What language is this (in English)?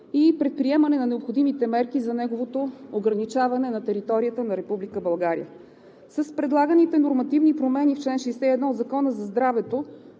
Bulgarian